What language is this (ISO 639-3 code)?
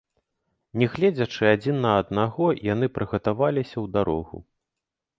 bel